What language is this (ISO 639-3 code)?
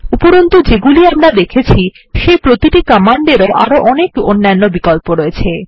ben